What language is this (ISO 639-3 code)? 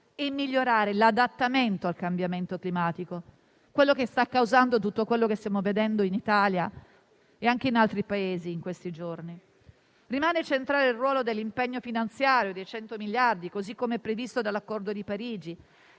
ita